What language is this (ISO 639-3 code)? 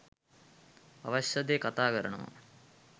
sin